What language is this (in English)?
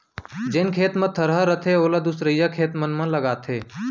Chhattisgarhi